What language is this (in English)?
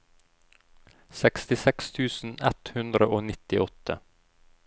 Norwegian